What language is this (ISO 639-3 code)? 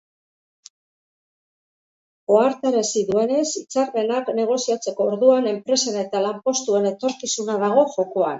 eus